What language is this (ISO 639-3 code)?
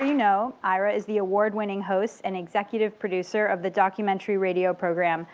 eng